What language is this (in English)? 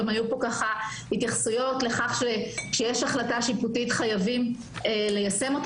Hebrew